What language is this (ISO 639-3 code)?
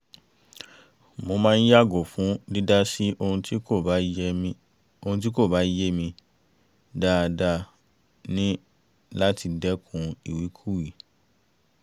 yor